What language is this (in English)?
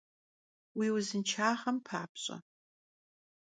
Kabardian